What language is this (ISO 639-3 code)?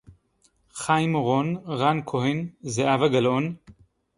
heb